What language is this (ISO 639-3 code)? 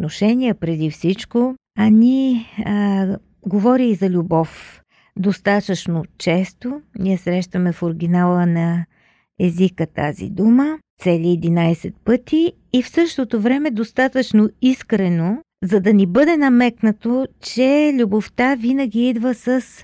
bul